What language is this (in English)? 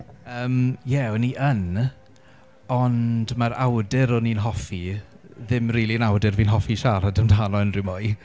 Welsh